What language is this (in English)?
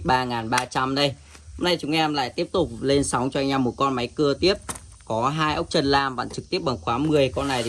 Vietnamese